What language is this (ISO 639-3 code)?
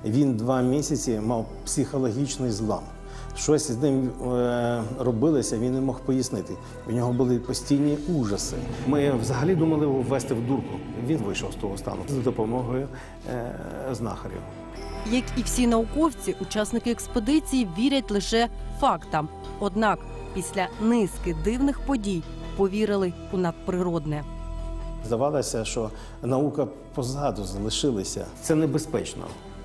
ukr